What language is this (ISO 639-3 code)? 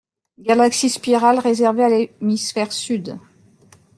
fra